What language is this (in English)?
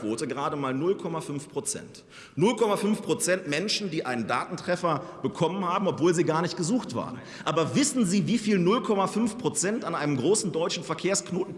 German